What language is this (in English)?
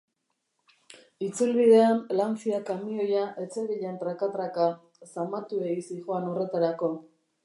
Basque